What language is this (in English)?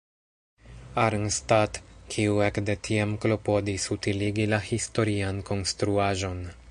Esperanto